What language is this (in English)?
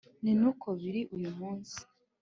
Kinyarwanda